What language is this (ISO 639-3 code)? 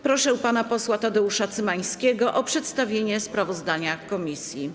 pol